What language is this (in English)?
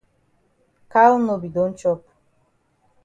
Cameroon Pidgin